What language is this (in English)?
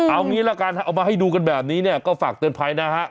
Thai